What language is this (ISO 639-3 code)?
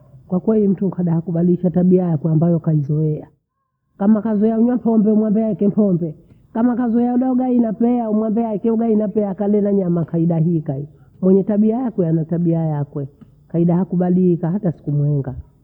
bou